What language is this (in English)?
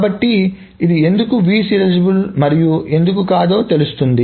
Telugu